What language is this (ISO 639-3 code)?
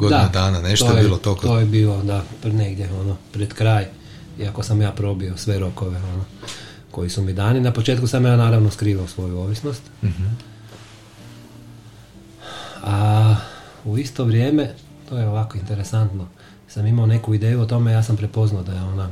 hrv